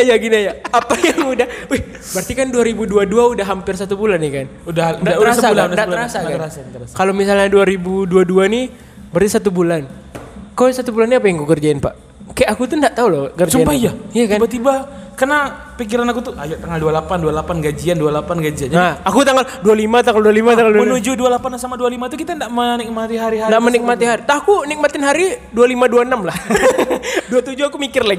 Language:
Indonesian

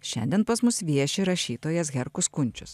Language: Lithuanian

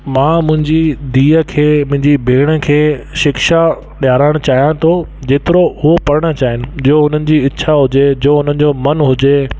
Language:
Sindhi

